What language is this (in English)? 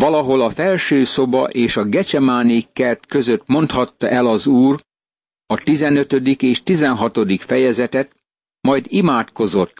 Hungarian